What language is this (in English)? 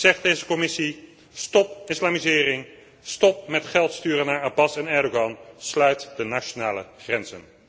Dutch